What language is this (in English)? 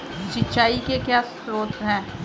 Hindi